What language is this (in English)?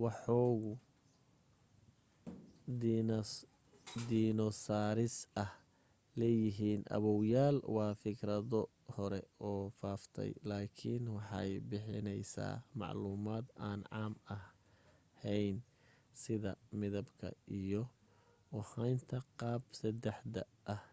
Somali